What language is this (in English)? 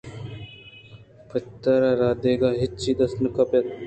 Eastern Balochi